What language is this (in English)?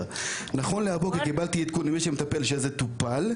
Hebrew